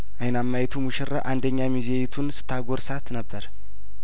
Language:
Amharic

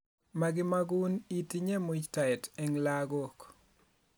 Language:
Kalenjin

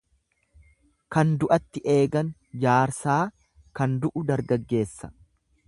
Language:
Oromo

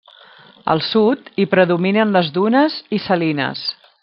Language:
Catalan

